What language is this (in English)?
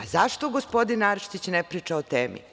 Serbian